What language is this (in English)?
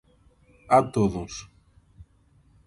Galician